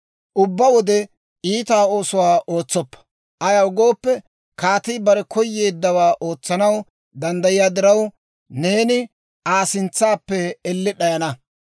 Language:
Dawro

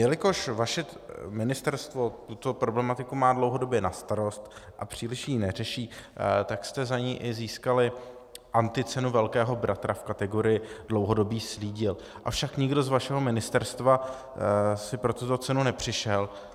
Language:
Czech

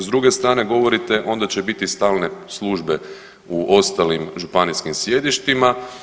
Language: Croatian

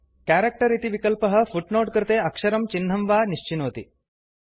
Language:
Sanskrit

